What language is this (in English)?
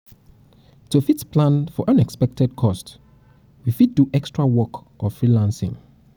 Nigerian Pidgin